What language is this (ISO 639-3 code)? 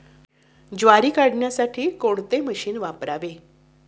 mar